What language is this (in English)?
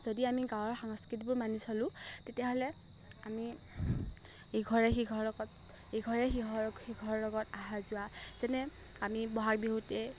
Assamese